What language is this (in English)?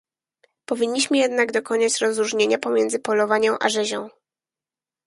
Polish